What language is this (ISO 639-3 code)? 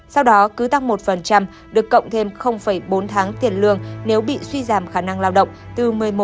vie